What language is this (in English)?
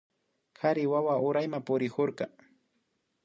Imbabura Highland Quichua